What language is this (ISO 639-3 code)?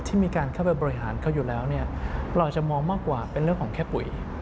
tha